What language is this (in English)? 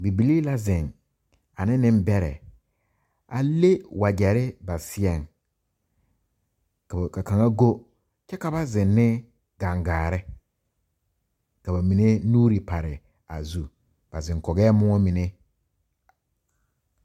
Southern Dagaare